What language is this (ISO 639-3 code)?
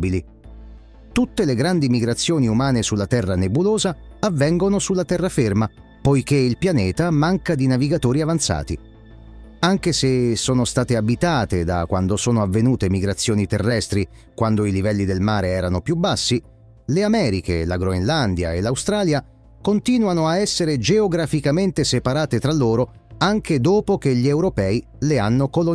ita